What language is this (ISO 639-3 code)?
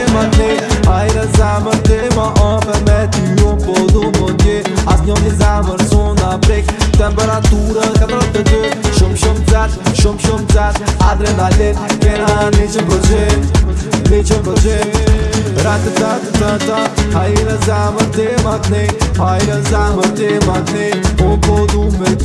nld